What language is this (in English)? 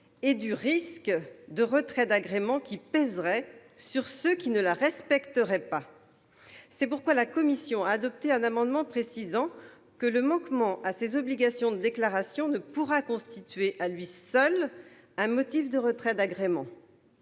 French